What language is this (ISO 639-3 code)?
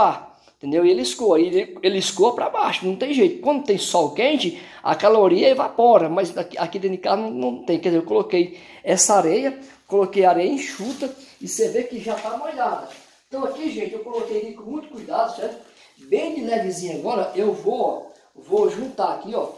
por